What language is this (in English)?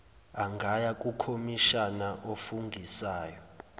Zulu